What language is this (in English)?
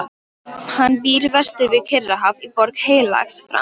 Icelandic